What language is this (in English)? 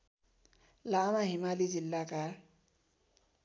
Nepali